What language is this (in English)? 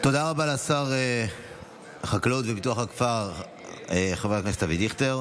Hebrew